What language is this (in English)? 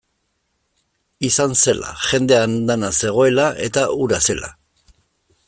Basque